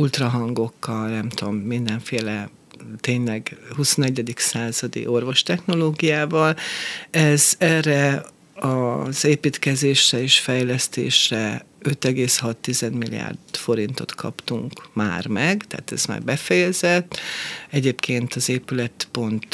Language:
Hungarian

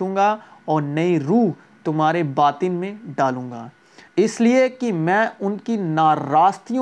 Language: Urdu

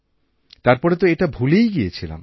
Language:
Bangla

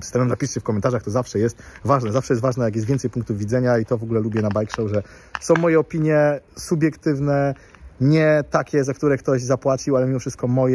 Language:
Polish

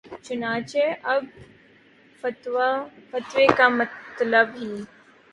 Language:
Urdu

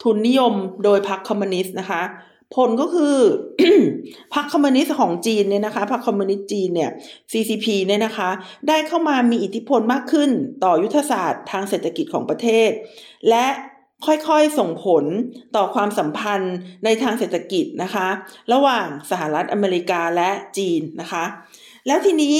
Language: Thai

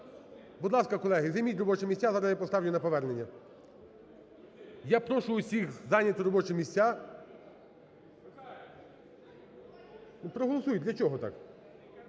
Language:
Ukrainian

